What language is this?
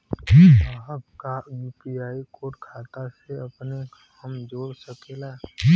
Bhojpuri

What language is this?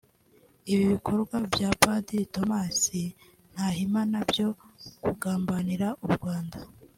Kinyarwanda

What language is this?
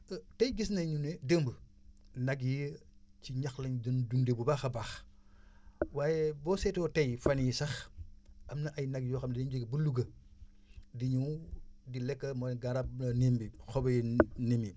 Wolof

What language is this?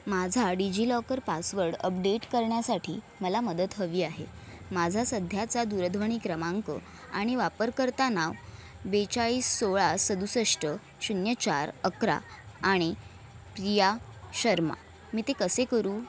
Marathi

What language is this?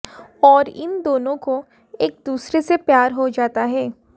Hindi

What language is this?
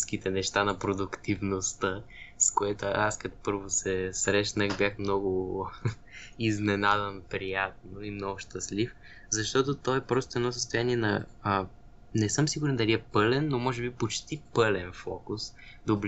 Bulgarian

